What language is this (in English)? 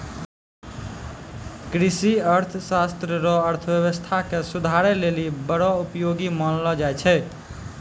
Maithili